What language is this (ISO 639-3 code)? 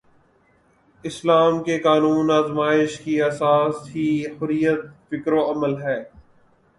urd